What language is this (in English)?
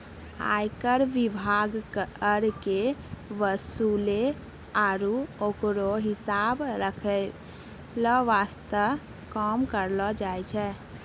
Maithili